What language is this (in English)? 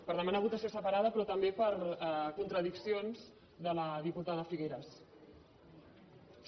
Catalan